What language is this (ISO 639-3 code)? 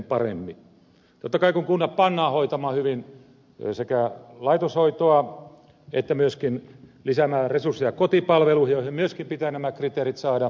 fin